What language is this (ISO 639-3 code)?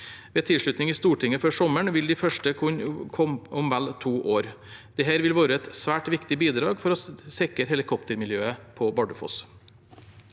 nor